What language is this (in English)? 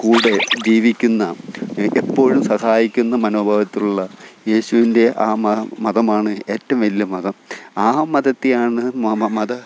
Malayalam